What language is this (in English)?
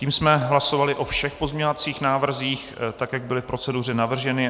Czech